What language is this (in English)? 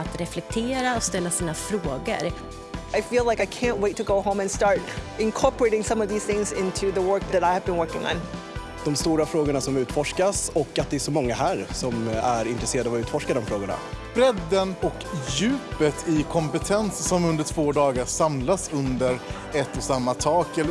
Swedish